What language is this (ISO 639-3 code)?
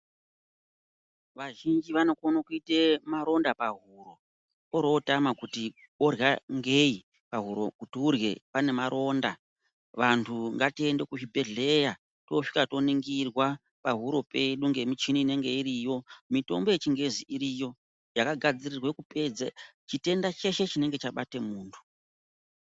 ndc